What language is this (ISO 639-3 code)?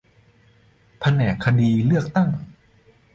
tha